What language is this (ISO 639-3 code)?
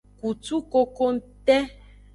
ajg